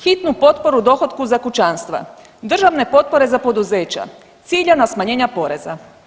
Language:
Croatian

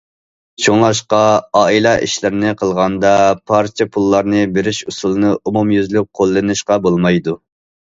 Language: Uyghur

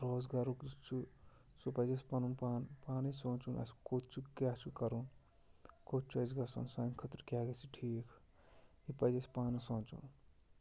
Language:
Kashmiri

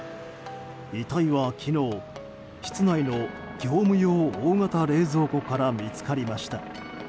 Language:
Japanese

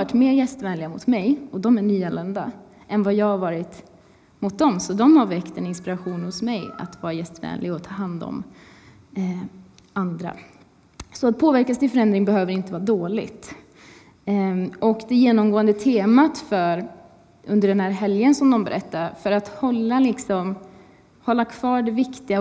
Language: Swedish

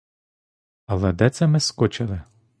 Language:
Ukrainian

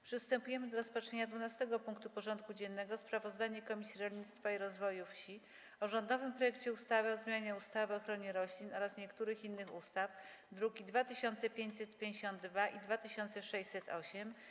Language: Polish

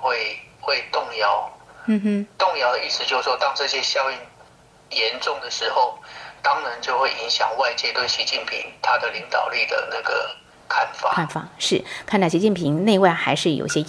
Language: Chinese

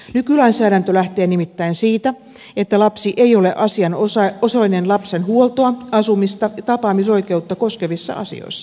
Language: Finnish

